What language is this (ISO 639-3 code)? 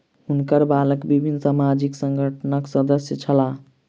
mai